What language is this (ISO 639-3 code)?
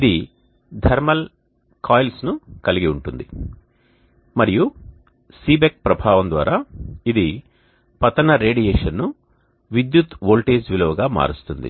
tel